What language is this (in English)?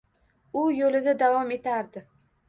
Uzbek